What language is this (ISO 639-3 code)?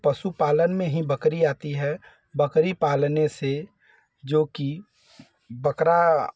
hin